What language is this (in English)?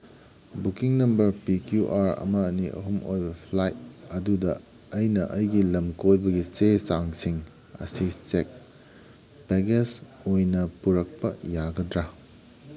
Manipuri